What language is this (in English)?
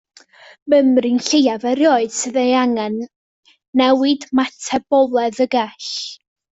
Welsh